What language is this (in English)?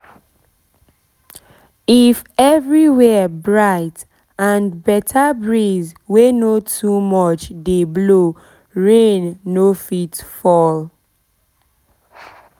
Nigerian Pidgin